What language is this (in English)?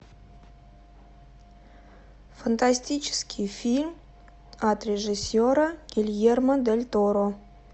Russian